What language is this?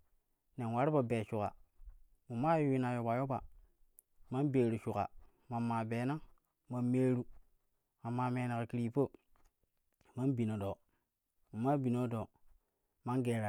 Kushi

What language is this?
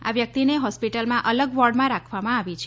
Gujarati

